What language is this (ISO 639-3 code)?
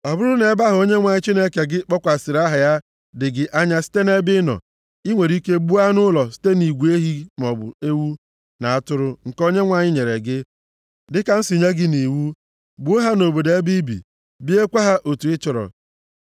ibo